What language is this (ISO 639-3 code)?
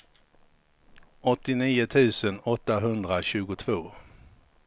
swe